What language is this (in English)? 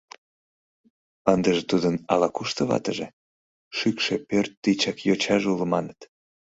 Mari